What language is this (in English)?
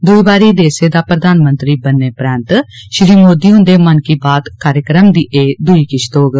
Dogri